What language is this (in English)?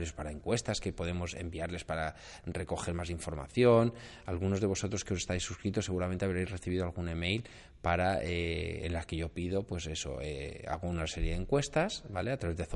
Spanish